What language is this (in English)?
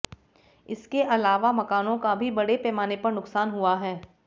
Hindi